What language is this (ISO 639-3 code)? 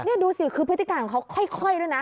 tha